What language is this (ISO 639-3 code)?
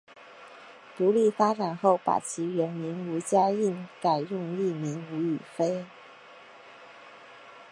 zho